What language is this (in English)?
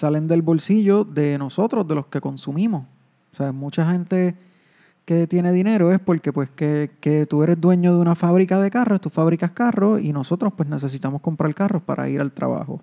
Spanish